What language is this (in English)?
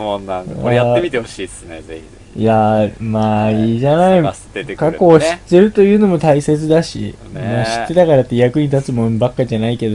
Japanese